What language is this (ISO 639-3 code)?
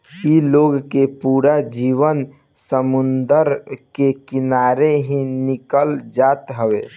bho